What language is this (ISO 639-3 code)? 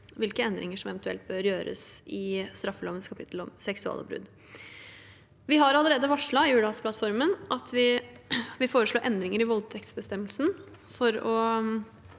nor